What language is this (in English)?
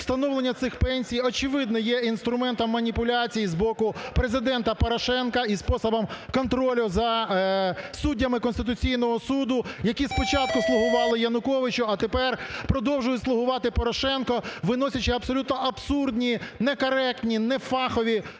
Ukrainian